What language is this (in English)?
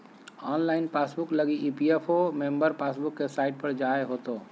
Magahi